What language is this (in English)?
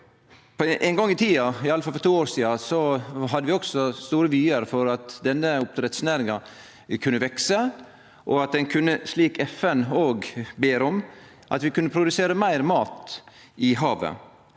Norwegian